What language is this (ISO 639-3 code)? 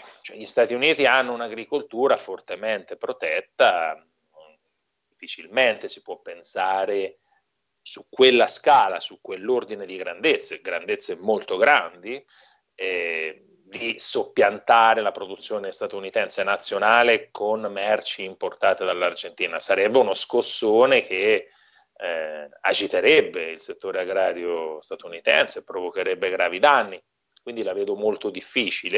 ita